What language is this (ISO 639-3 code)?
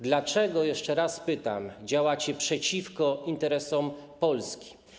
pol